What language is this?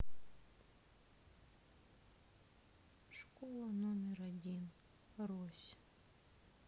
Russian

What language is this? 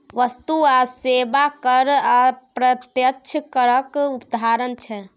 Maithili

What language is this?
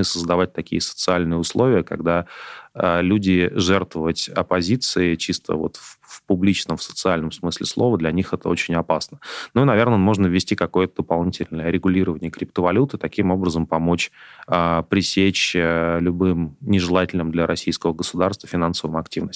Russian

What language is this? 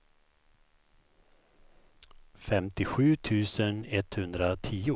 Swedish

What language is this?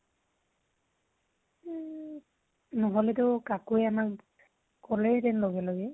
Assamese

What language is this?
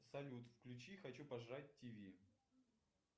Russian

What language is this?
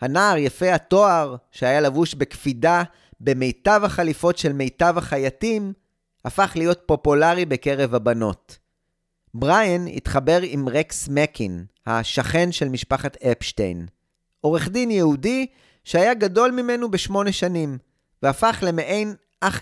Hebrew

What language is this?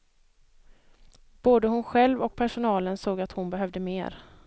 Swedish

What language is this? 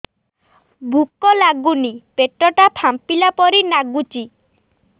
Odia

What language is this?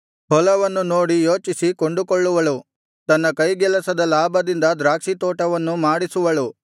Kannada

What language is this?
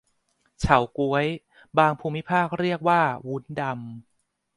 Thai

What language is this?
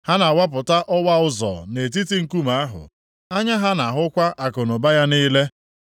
Igbo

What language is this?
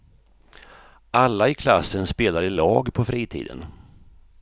Swedish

